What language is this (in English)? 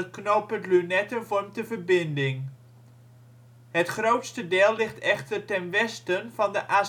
Dutch